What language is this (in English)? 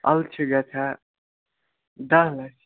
Kashmiri